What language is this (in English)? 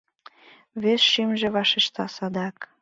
Mari